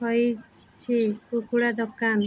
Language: Odia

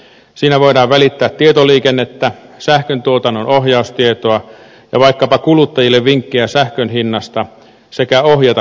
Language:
Finnish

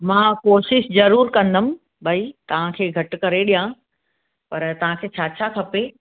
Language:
Sindhi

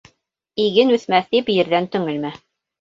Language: Bashkir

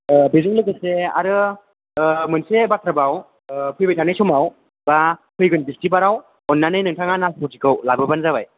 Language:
Bodo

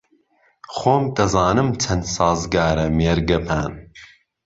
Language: Central Kurdish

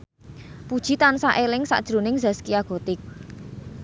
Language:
Javanese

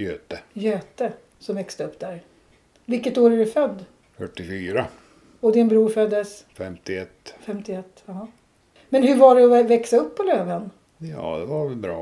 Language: Swedish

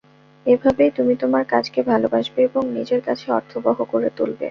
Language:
Bangla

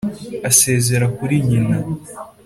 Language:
Kinyarwanda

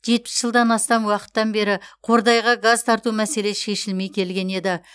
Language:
Kazakh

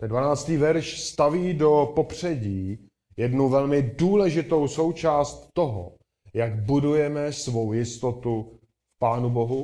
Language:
Czech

